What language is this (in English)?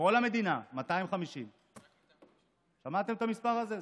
Hebrew